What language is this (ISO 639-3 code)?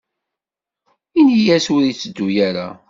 kab